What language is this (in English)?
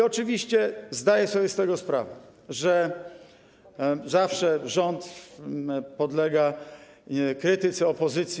Polish